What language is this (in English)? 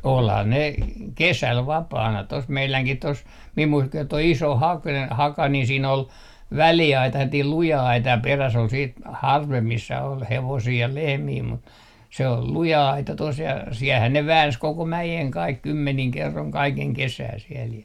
Finnish